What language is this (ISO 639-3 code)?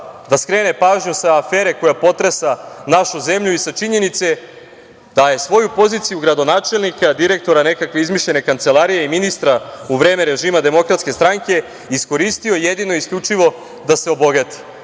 srp